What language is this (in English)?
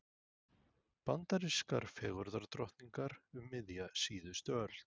Icelandic